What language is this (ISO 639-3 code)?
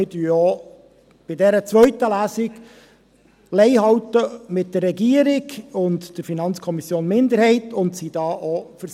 gsw